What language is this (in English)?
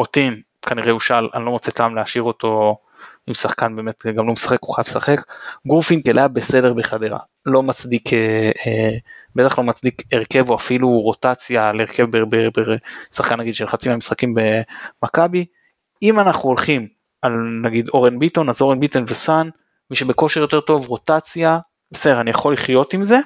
Hebrew